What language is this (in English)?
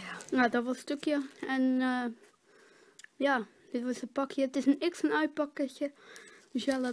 Dutch